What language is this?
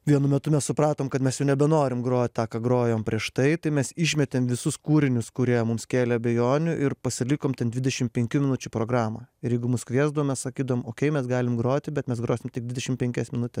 Lithuanian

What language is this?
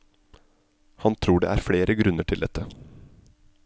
Norwegian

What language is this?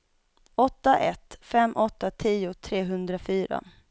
Swedish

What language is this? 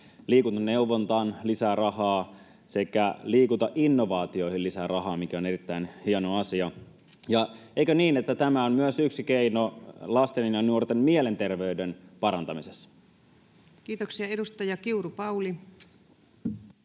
Finnish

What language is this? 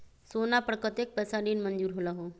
Magahi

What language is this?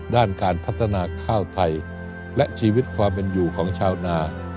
Thai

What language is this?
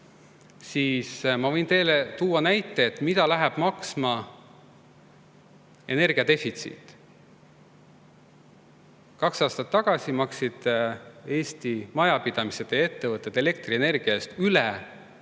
Estonian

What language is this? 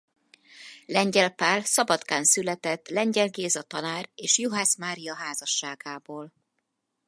Hungarian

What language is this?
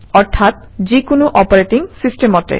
Assamese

